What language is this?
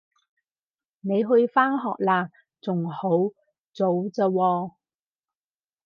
Cantonese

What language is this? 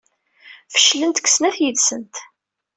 Kabyle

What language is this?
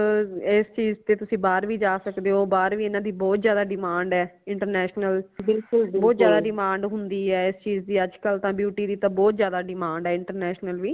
Punjabi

